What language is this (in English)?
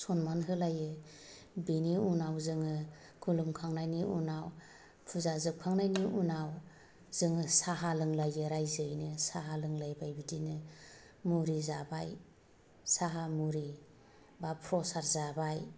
Bodo